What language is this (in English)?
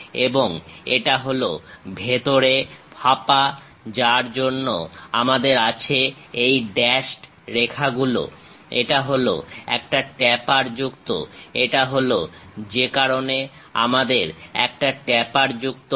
Bangla